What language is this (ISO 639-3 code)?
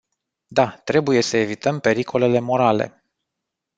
ron